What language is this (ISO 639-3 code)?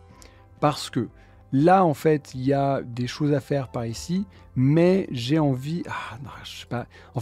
fra